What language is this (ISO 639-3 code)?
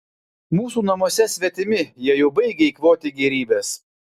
lit